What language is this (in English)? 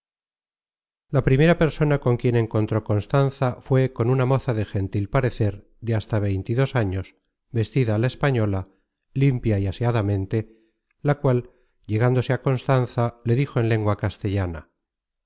Spanish